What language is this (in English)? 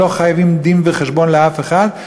Hebrew